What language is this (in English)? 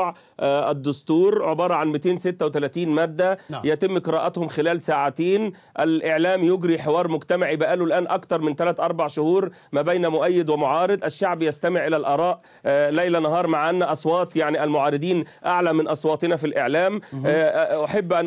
Arabic